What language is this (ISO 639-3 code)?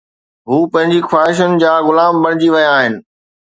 snd